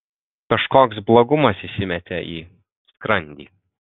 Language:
Lithuanian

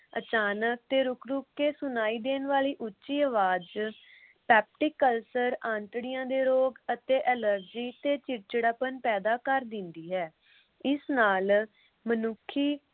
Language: Punjabi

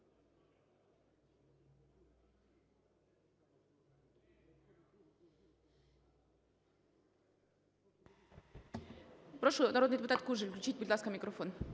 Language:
Ukrainian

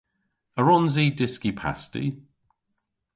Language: Cornish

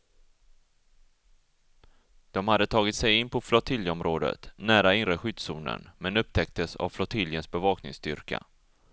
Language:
Swedish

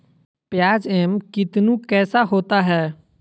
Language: Magahi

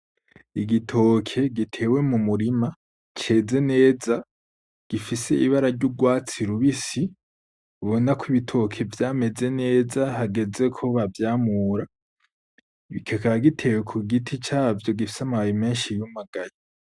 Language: Rundi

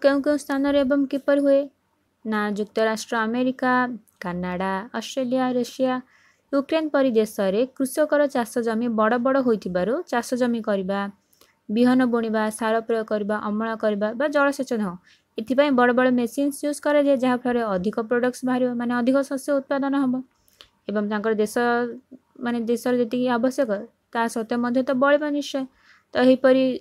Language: Hindi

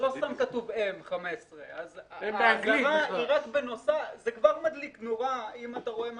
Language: Hebrew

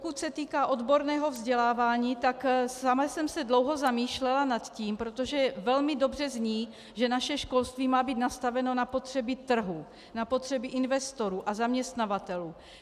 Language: Czech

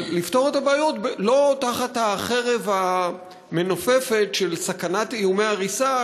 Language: Hebrew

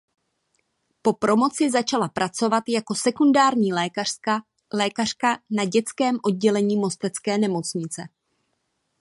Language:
Czech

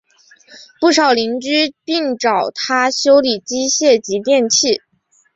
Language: Chinese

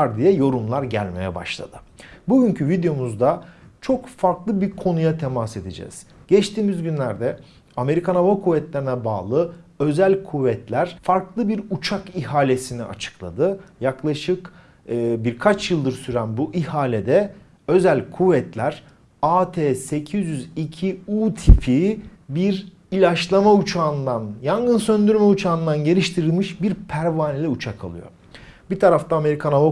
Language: Turkish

